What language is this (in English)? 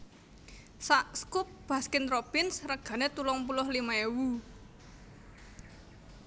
Javanese